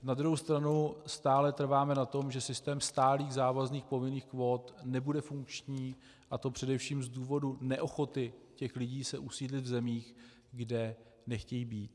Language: Czech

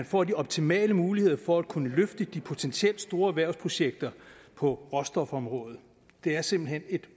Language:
Danish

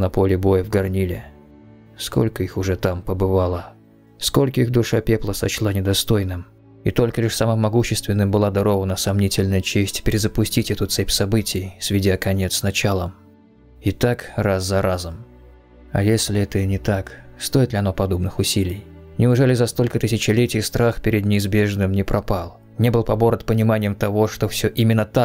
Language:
Russian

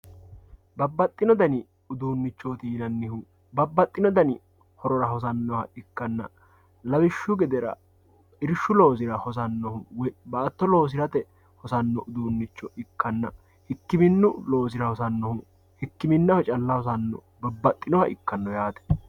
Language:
Sidamo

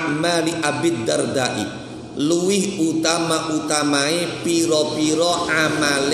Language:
Indonesian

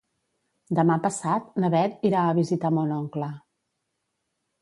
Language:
Catalan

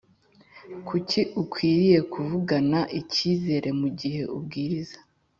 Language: Kinyarwanda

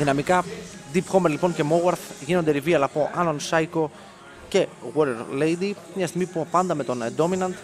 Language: Greek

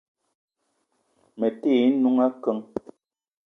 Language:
Eton (Cameroon)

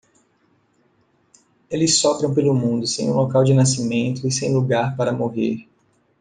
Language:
Portuguese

